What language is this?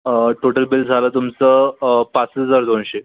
Marathi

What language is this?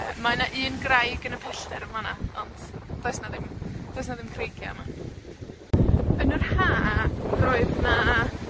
Welsh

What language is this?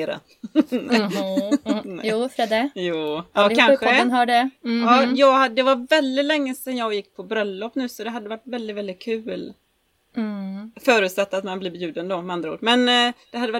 Swedish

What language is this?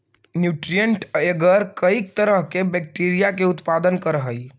Magahi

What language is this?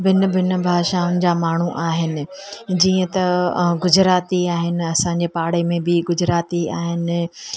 Sindhi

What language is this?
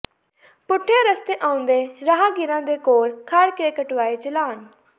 Punjabi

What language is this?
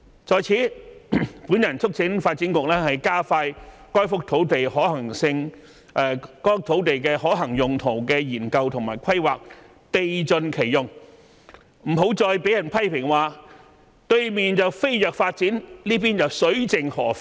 Cantonese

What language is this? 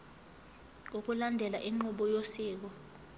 Zulu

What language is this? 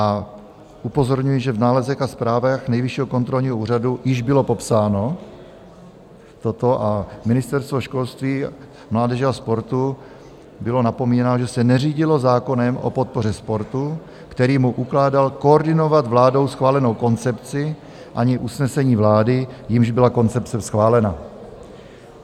Czech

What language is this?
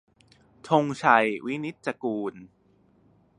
Thai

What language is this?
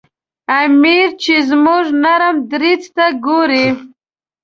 Pashto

